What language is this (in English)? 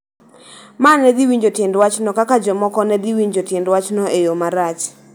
Luo (Kenya and Tanzania)